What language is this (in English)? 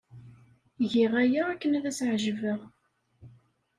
Kabyle